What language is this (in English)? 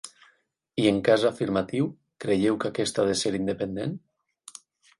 Catalan